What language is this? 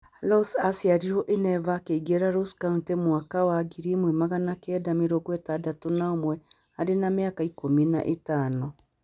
Kikuyu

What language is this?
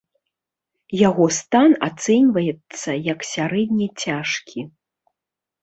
Belarusian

